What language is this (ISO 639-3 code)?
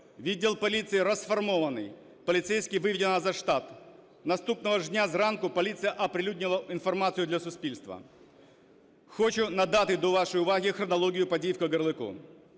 ukr